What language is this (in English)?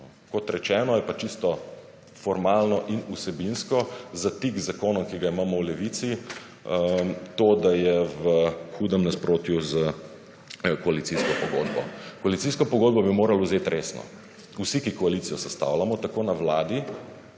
Slovenian